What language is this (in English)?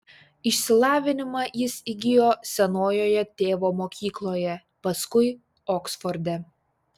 Lithuanian